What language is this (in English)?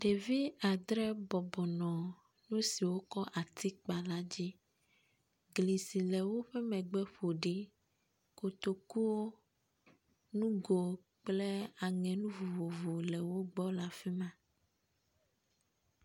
Ewe